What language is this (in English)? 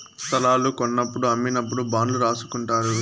Telugu